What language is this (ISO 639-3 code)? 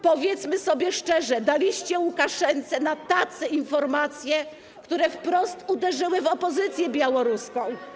pol